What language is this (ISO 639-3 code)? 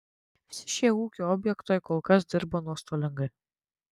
lit